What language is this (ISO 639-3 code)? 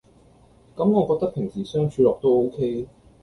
yue